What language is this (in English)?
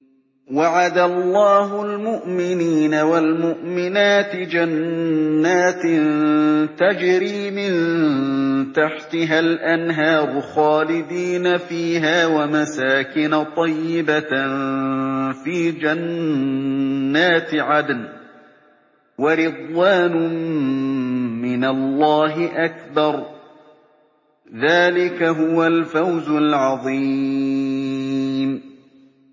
Arabic